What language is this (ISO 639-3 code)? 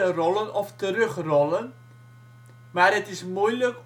nld